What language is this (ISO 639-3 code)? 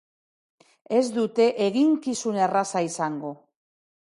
eus